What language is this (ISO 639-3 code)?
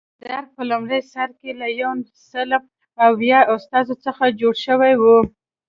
pus